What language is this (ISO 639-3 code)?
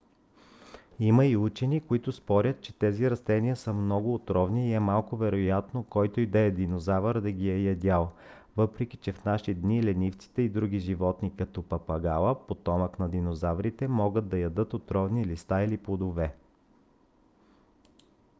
bul